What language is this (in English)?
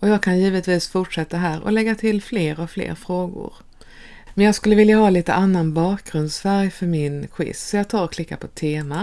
Swedish